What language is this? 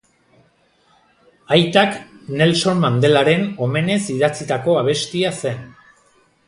Basque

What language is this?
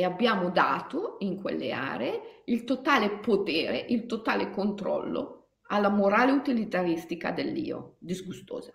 Italian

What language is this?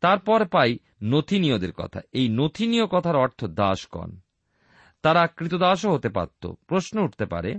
Bangla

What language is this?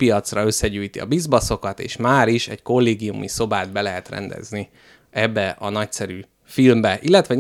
Hungarian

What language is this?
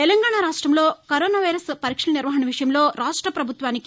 Telugu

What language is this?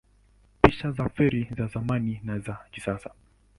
Swahili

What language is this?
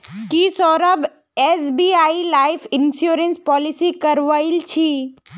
Magahi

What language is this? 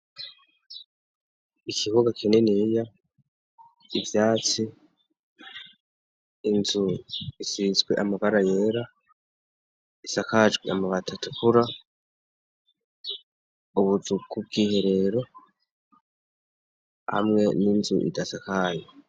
Rundi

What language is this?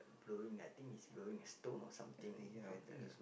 English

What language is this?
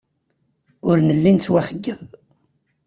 Kabyle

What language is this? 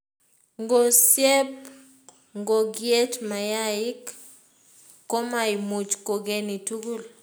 Kalenjin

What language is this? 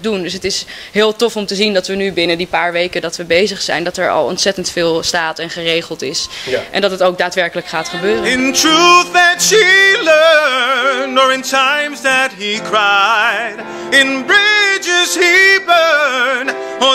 Dutch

